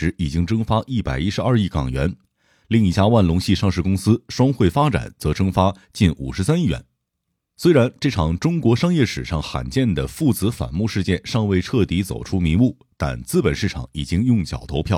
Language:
Chinese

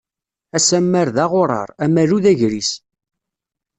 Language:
Kabyle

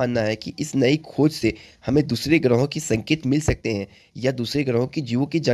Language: Hindi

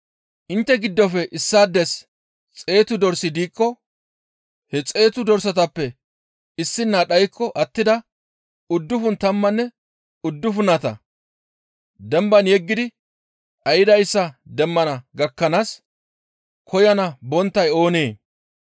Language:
Gamo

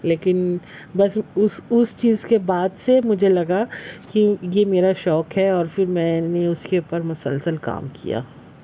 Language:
Urdu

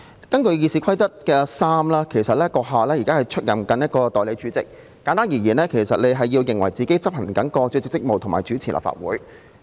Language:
Cantonese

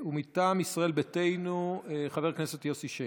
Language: Hebrew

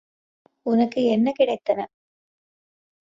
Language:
Tamil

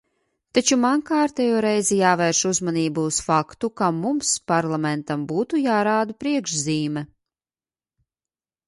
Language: Latvian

